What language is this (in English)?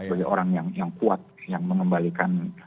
Indonesian